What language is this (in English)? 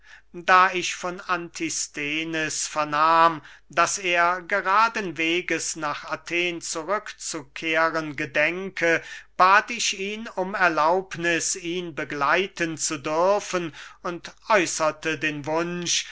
German